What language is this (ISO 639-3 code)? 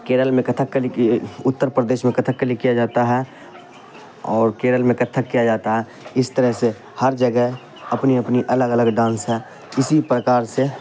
urd